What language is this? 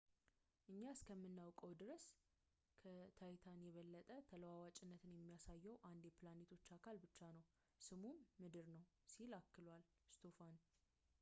Amharic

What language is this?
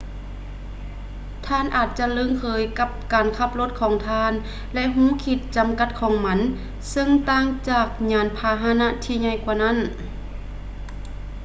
Lao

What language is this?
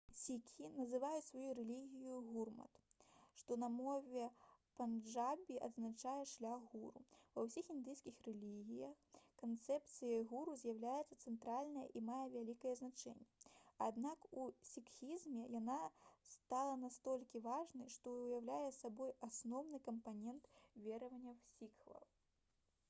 Belarusian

